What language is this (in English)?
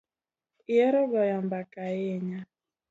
Luo (Kenya and Tanzania)